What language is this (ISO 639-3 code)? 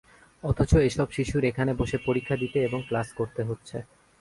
ben